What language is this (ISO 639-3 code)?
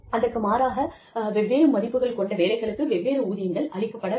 tam